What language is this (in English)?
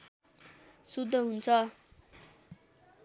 Nepali